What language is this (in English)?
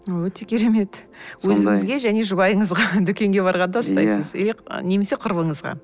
Kazakh